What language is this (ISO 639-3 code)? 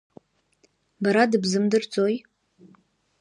abk